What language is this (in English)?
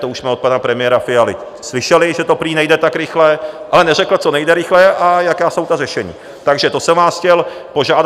Czech